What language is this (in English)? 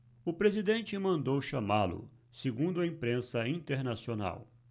Portuguese